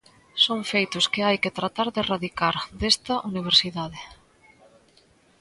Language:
Galician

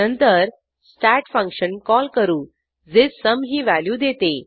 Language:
Marathi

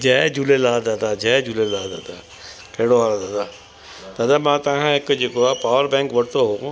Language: Sindhi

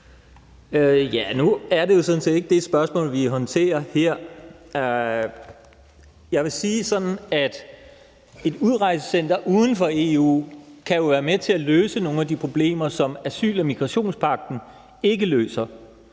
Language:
Danish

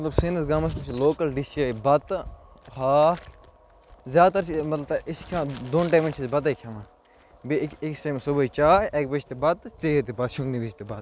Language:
Kashmiri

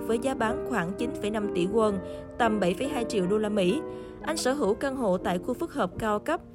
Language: Vietnamese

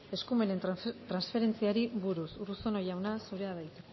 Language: Basque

